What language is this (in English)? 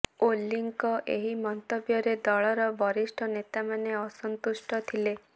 Odia